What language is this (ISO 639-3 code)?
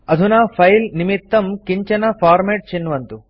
san